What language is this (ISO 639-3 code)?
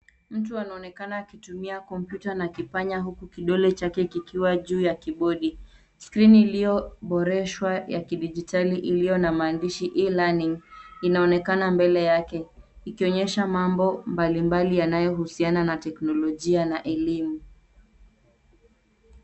swa